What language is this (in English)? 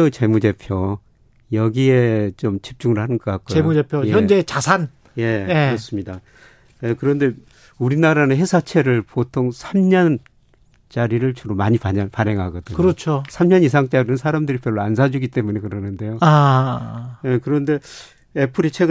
Korean